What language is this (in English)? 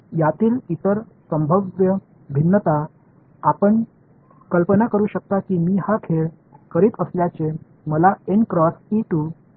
Marathi